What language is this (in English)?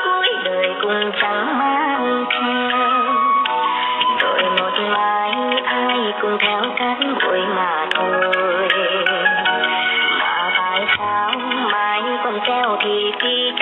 Vietnamese